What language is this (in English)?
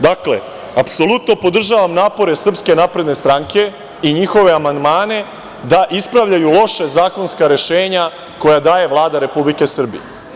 Serbian